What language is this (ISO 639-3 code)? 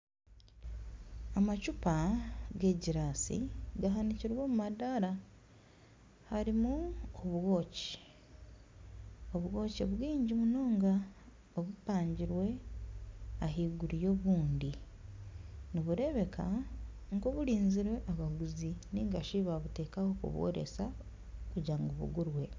nyn